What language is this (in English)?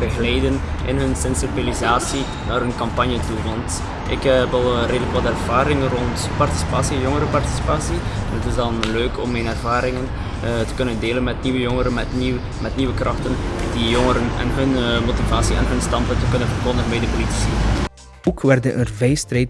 Dutch